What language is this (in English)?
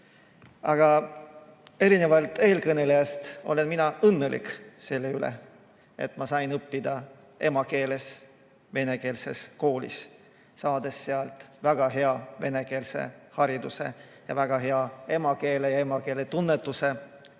Estonian